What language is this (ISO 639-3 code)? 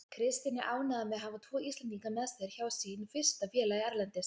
isl